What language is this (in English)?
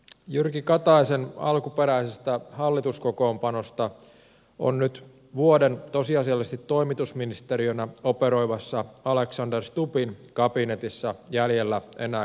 Finnish